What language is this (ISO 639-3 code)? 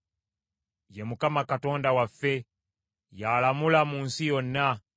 lug